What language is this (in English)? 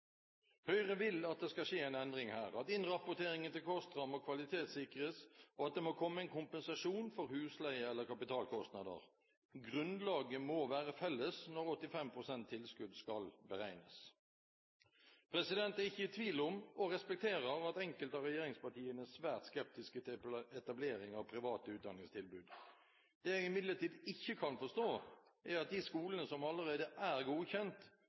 Norwegian Bokmål